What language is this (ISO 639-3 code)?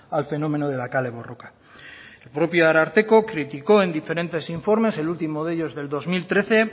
spa